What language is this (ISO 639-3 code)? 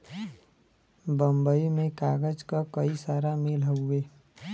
bho